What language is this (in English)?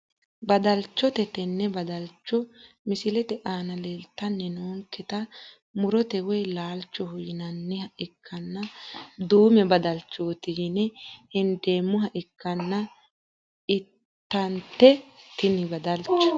Sidamo